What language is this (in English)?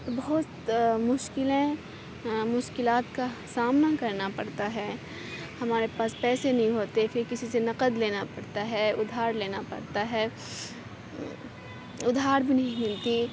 Urdu